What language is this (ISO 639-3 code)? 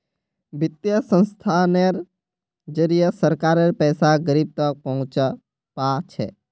mag